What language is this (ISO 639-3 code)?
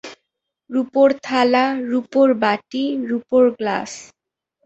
ben